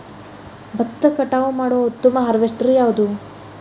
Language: Kannada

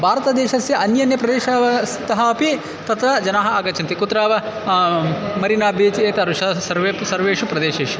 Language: Sanskrit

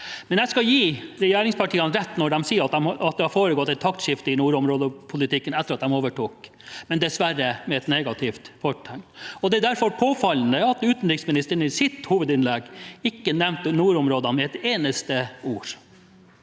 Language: Norwegian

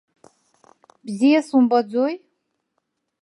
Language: Abkhazian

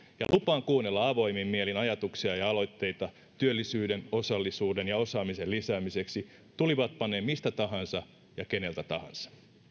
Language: Finnish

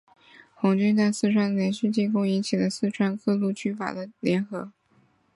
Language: Chinese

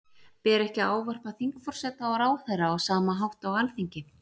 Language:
Icelandic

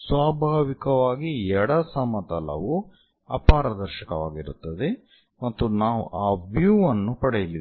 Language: Kannada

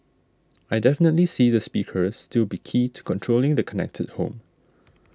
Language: English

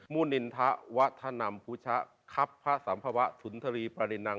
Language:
Thai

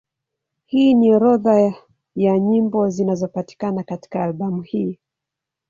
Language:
Swahili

